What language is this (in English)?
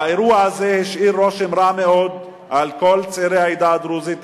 Hebrew